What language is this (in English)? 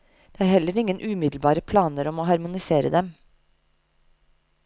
Norwegian